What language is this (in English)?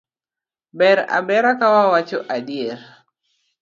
Luo (Kenya and Tanzania)